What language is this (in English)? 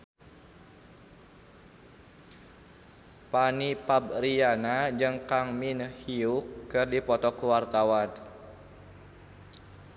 Sundanese